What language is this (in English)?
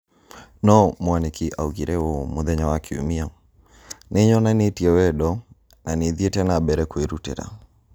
Kikuyu